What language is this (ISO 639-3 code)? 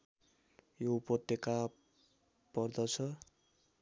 nep